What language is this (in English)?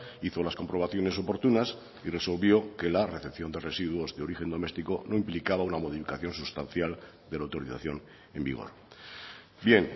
Spanish